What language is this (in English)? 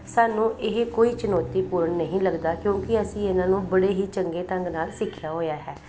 Punjabi